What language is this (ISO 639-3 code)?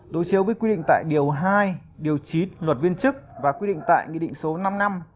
vie